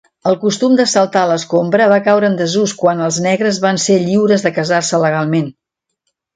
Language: Catalan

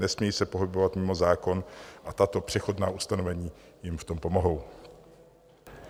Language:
Czech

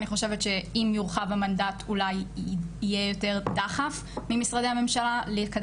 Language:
Hebrew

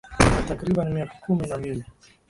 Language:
Swahili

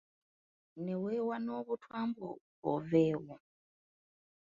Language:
Ganda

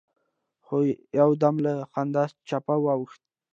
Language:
Pashto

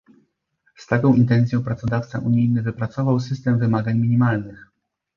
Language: Polish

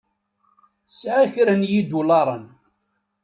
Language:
Kabyle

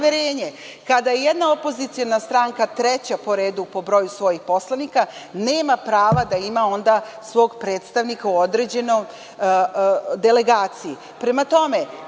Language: Serbian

